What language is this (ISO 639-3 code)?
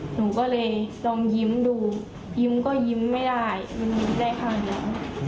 tha